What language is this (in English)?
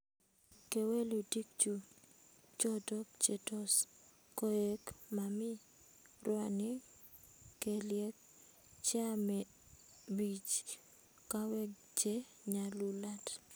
Kalenjin